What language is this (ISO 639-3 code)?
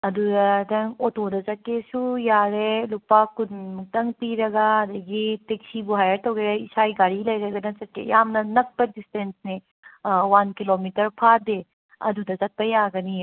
mni